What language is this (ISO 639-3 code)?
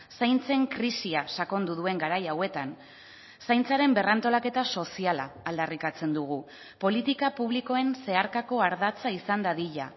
eus